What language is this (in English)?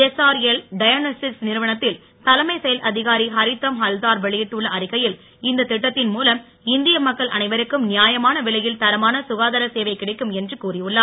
Tamil